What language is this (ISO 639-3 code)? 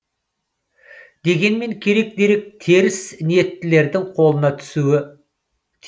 kaz